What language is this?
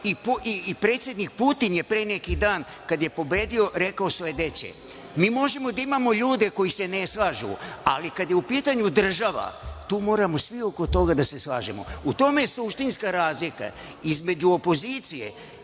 Serbian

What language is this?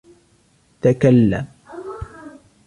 Arabic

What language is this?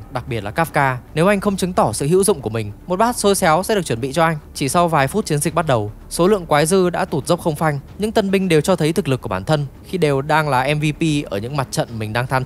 Vietnamese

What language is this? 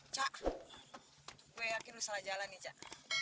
Indonesian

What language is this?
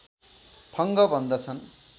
Nepali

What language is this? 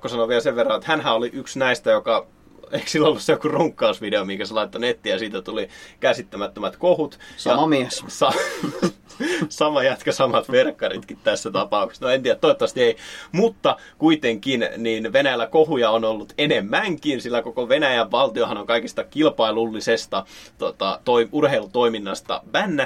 Finnish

